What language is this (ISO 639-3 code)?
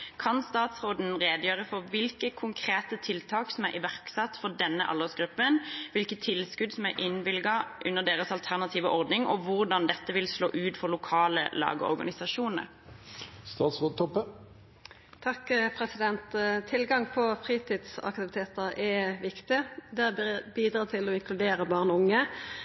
nor